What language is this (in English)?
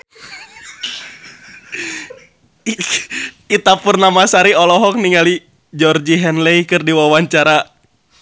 Sundanese